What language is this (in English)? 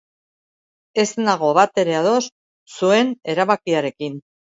Basque